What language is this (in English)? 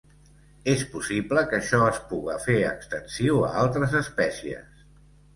Catalan